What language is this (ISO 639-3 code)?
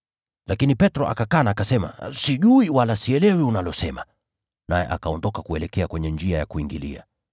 swa